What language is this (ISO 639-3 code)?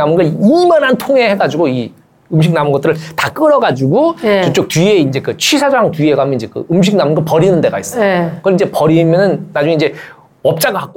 kor